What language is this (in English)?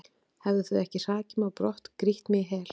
Icelandic